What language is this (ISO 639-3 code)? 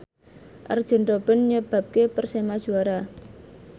jav